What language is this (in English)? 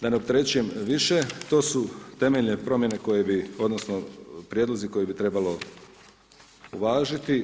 Croatian